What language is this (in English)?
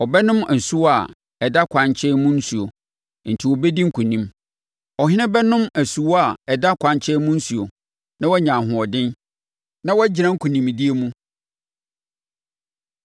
Akan